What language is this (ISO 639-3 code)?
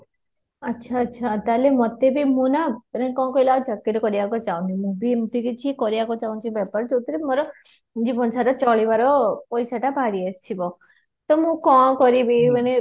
ori